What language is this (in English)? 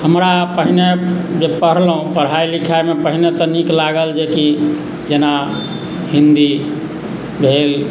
Maithili